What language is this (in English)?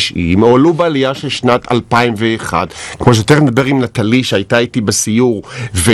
Hebrew